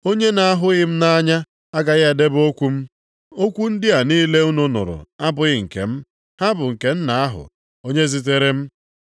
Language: Igbo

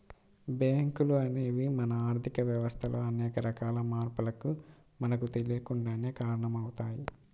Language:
Telugu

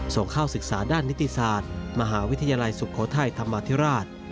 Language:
Thai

